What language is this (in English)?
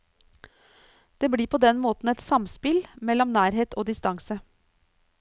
Norwegian